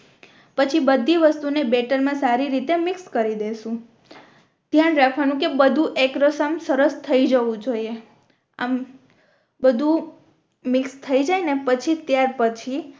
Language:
Gujarati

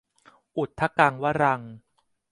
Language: Thai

